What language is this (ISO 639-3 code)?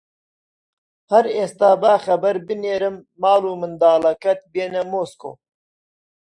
ckb